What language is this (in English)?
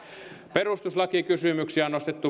Finnish